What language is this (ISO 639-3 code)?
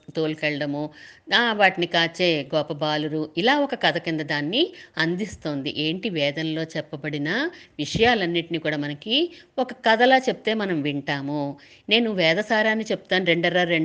tel